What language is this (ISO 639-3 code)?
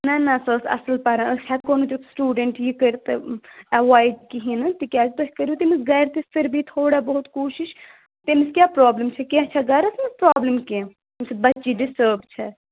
kas